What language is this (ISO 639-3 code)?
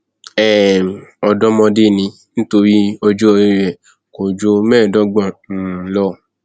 yor